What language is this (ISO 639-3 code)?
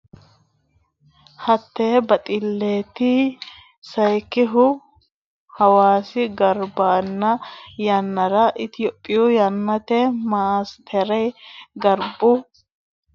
sid